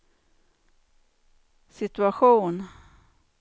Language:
Swedish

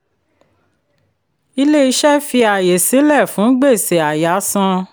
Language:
Yoruba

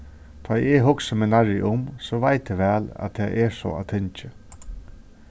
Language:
Faroese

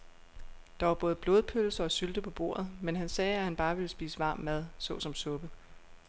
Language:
Danish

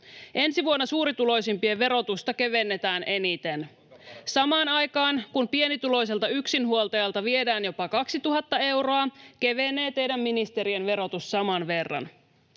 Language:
Finnish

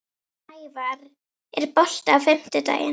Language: Icelandic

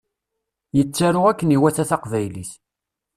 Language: Kabyle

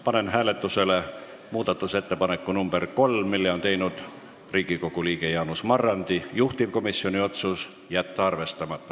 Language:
Estonian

